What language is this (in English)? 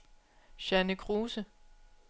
Danish